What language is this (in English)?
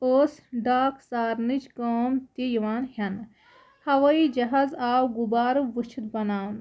Kashmiri